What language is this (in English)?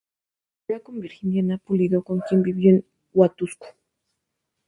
Spanish